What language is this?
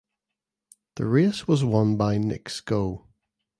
English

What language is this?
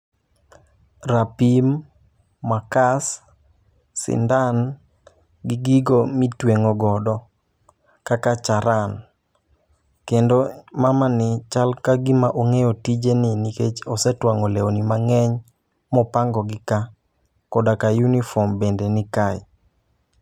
Luo (Kenya and Tanzania)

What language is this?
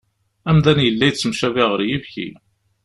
Kabyle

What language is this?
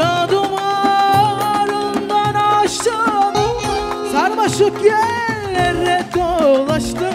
Turkish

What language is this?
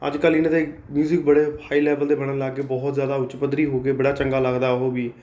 Punjabi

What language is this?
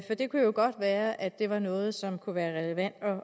Danish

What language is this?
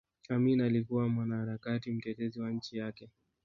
Swahili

